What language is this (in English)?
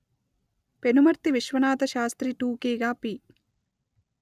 Telugu